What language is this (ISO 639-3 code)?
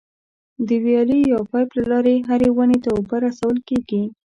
pus